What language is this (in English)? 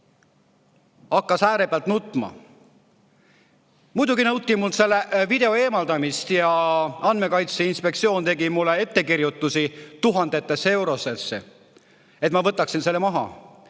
Estonian